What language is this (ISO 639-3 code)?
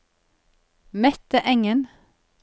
nor